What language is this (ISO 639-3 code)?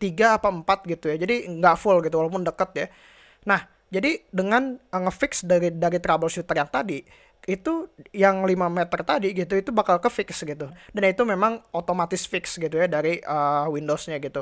ind